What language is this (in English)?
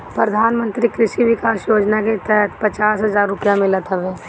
Bhojpuri